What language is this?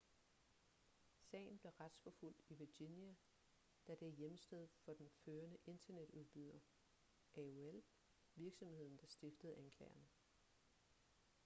Danish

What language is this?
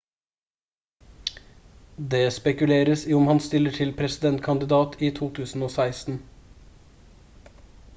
Norwegian Bokmål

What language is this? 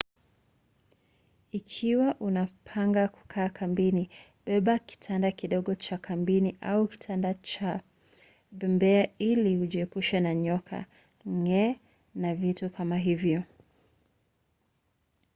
Swahili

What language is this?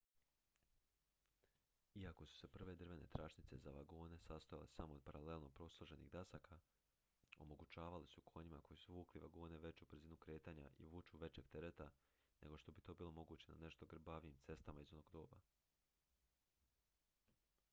Croatian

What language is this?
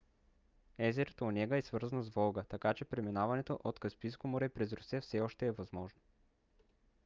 Bulgarian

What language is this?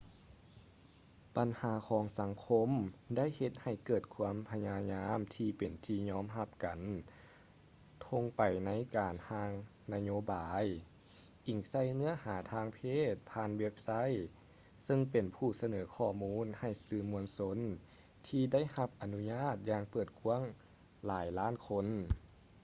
Lao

